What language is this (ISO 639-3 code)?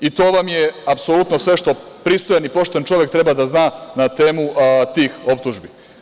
srp